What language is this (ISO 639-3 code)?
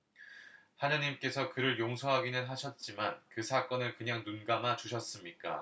kor